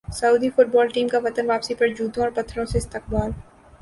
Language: Urdu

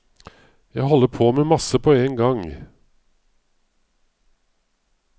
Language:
Norwegian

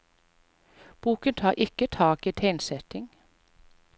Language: Norwegian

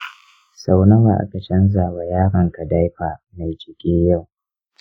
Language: Hausa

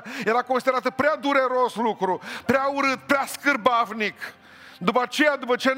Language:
Romanian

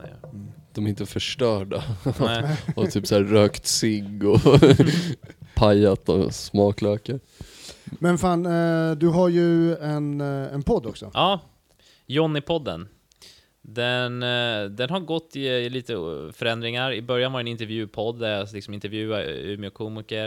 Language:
Swedish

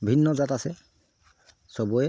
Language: Assamese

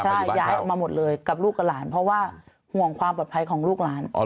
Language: Thai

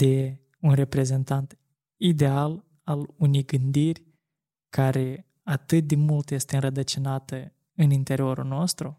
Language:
Romanian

